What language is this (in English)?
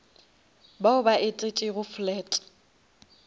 Northern Sotho